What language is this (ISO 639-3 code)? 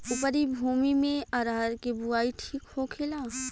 bho